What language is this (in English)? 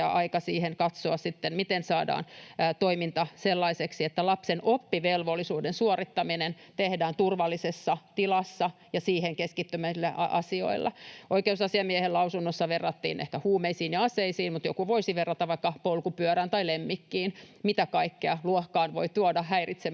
Finnish